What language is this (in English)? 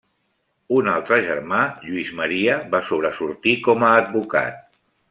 Catalan